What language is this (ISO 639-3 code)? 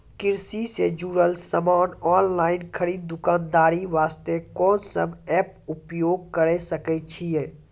mai